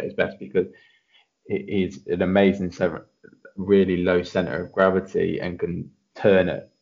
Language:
English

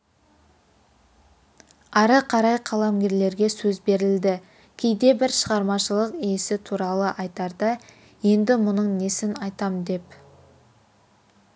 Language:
Kazakh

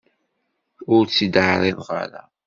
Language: Kabyle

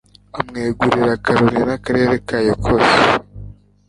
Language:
Kinyarwanda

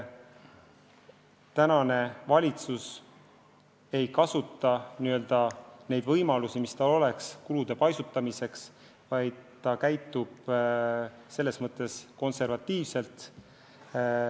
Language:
Estonian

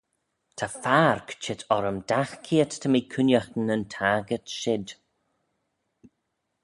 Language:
Manx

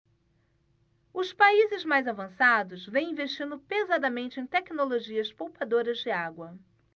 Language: Portuguese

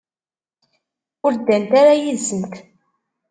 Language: Kabyle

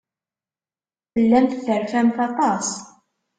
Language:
Kabyle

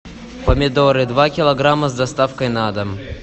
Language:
Russian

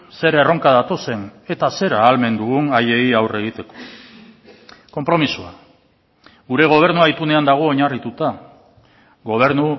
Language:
Basque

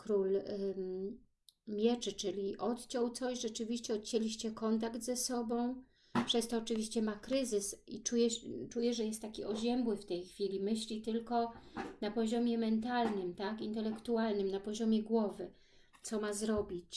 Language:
Polish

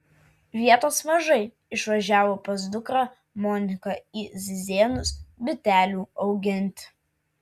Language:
Lithuanian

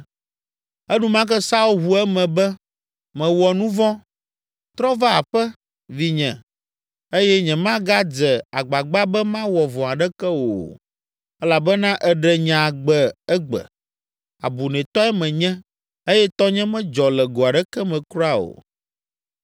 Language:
Ewe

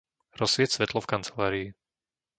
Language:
Slovak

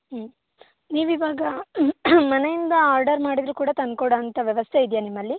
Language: Kannada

